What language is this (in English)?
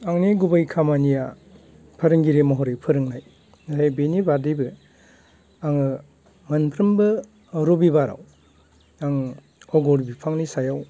Bodo